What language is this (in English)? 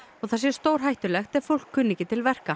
Icelandic